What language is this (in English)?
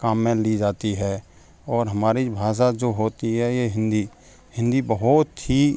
Hindi